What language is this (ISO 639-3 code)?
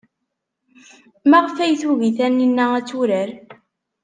kab